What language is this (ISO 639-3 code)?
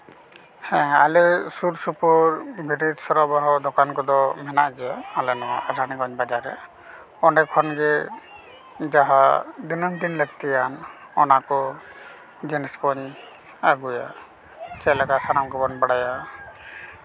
sat